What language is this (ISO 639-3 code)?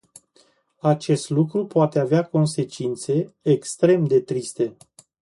ron